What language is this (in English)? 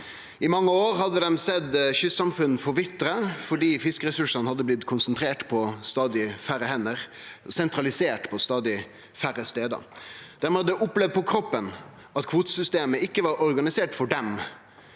Norwegian